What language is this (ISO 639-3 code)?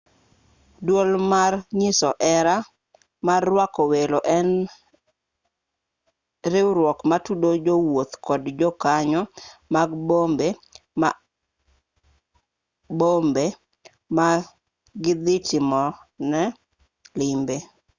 luo